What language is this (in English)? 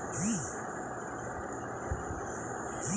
Bangla